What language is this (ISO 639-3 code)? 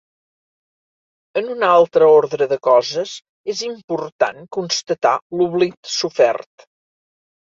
cat